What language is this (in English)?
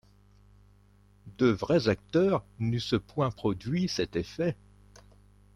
French